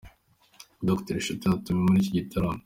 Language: Kinyarwanda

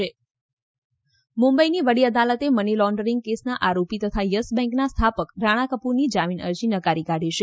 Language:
Gujarati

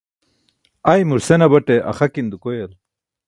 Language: Burushaski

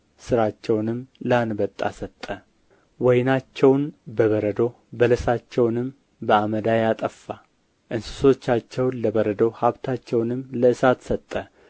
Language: Amharic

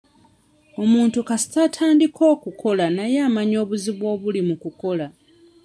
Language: Ganda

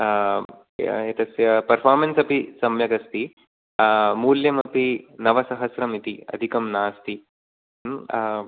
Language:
Sanskrit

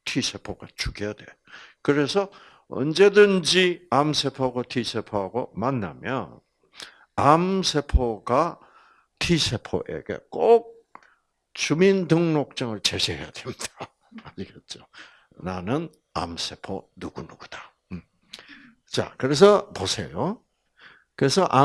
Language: Korean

